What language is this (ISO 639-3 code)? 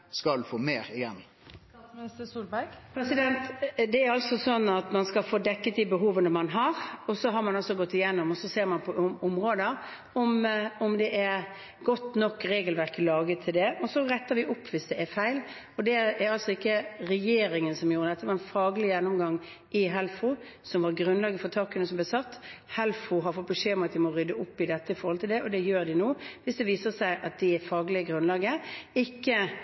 nor